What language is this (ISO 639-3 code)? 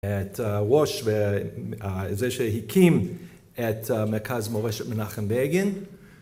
heb